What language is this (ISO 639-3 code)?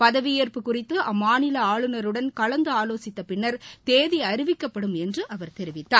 tam